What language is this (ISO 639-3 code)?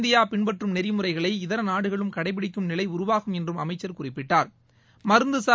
tam